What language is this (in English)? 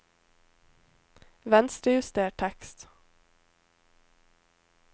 Norwegian